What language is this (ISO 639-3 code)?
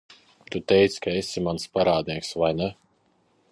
lav